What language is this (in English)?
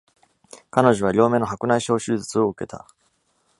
Japanese